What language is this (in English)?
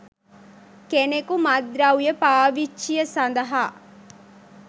Sinhala